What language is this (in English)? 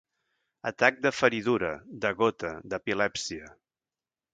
Catalan